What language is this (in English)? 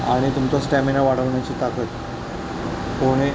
Marathi